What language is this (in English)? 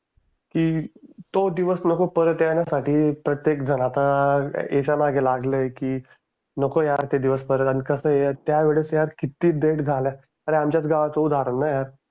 Marathi